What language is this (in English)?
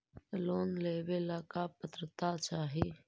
Magahi